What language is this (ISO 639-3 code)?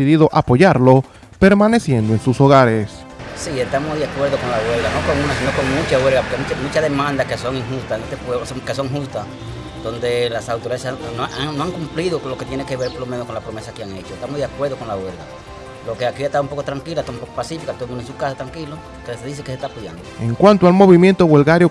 spa